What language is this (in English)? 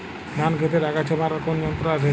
Bangla